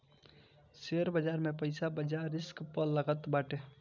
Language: Bhojpuri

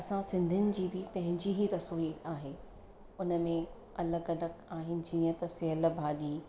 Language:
Sindhi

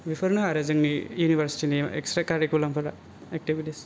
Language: Bodo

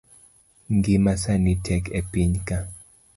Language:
Luo (Kenya and Tanzania)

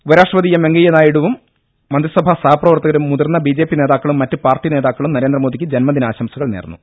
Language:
Malayalam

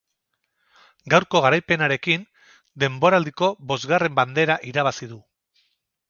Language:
Basque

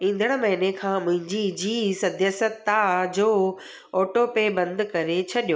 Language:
Sindhi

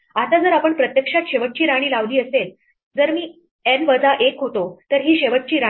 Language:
Marathi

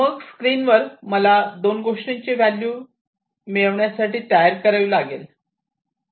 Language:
Marathi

